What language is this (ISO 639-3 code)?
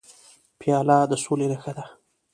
pus